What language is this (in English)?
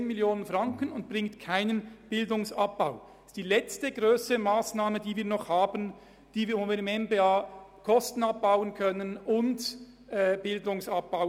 Swiss German